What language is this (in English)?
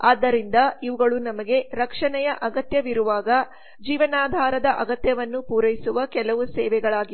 Kannada